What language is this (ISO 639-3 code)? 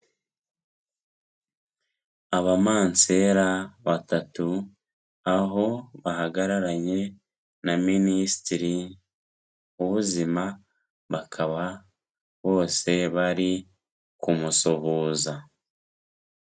kin